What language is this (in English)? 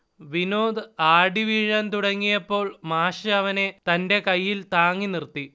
Malayalam